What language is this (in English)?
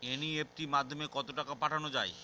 Bangla